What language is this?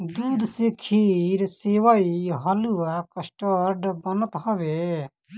Bhojpuri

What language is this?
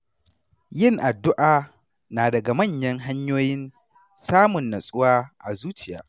Hausa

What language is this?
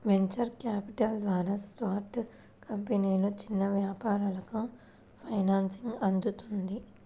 Telugu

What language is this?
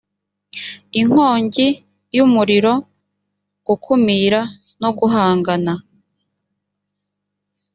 Kinyarwanda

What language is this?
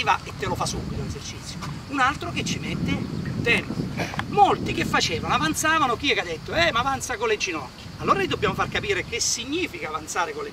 Italian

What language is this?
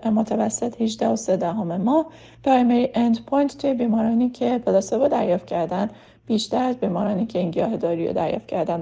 Persian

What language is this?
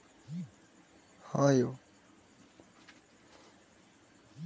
Maithili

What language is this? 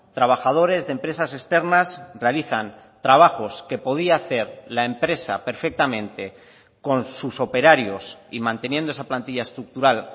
Spanish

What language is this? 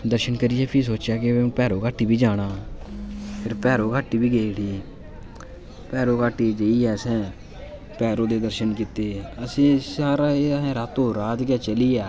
Dogri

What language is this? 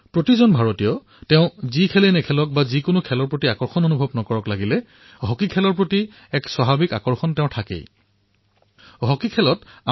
Assamese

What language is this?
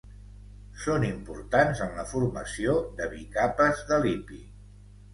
Catalan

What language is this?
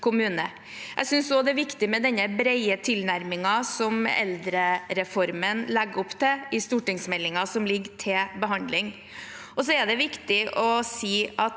Norwegian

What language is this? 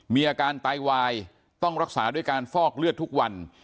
Thai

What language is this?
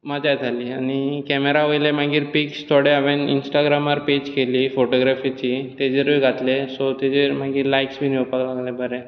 Konkani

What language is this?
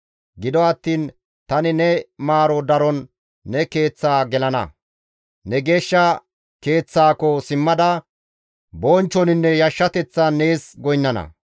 Gamo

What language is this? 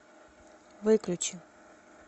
Russian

